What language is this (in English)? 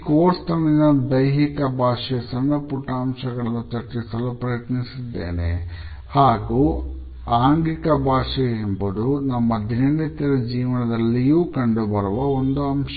Kannada